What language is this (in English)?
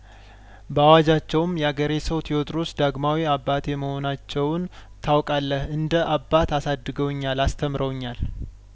Amharic